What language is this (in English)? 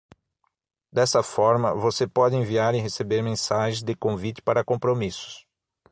Portuguese